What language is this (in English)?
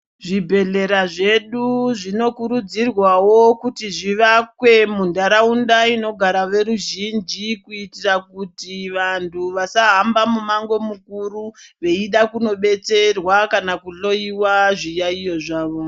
Ndau